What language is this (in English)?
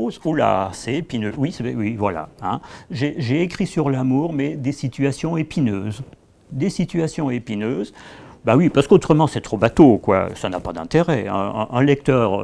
French